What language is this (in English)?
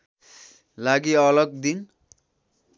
Nepali